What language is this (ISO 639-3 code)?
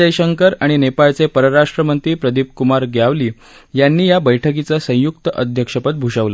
mar